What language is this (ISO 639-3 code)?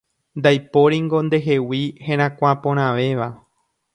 grn